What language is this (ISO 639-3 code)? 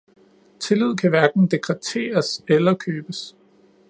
dan